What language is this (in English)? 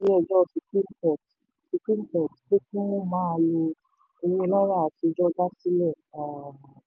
Yoruba